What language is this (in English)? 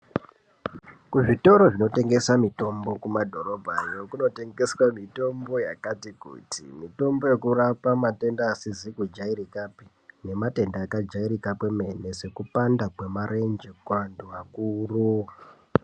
Ndau